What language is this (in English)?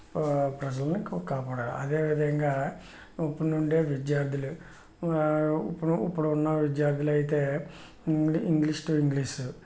Telugu